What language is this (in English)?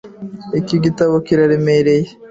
Kinyarwanda